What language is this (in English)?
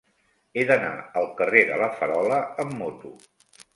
Catalan